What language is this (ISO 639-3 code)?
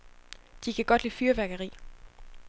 dan